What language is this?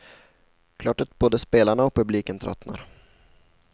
Swedish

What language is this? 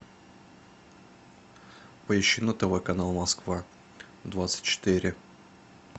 Russian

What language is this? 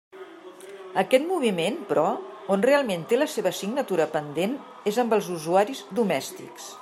Catalan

